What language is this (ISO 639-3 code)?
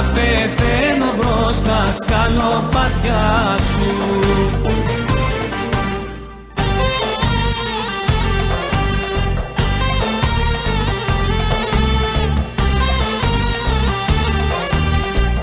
ell